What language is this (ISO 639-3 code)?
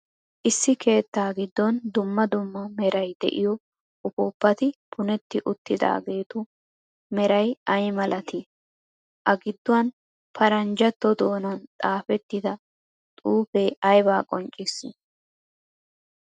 wal